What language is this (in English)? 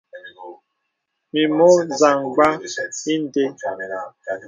Bebele